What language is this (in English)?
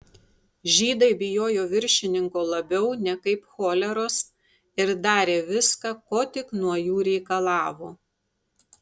Lithuanian